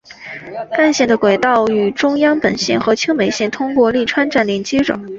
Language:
Chinese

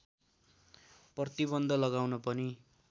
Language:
Nepali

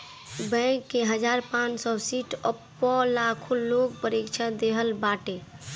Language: Bhojpuri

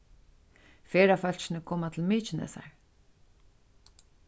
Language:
Faroese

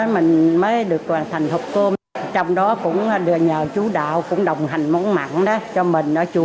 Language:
Vietnamese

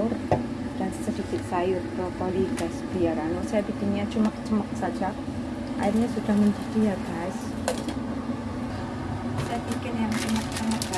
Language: Indonesian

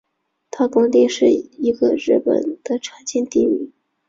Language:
Chinese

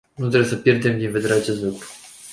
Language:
Romanian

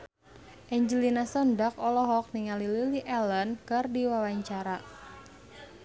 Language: Sundanese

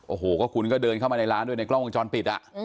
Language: Thai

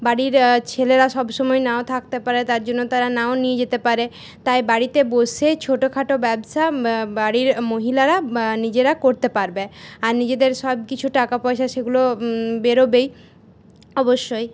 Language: Bangla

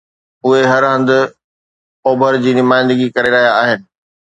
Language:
Sindhi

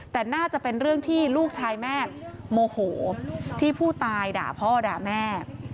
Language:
Thai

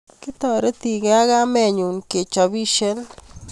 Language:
Kalenjin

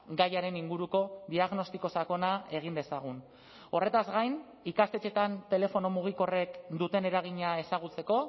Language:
Basque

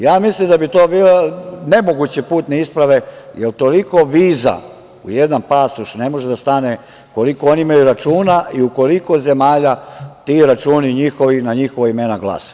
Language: Serbian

